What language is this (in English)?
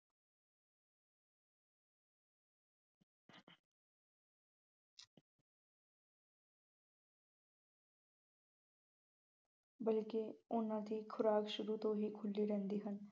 Punjabi